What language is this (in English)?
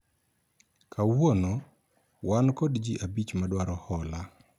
Luo (Kenya and Tanzania)